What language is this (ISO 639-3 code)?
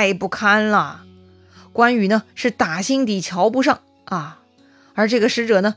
zho